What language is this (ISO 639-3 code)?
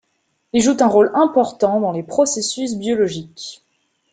fra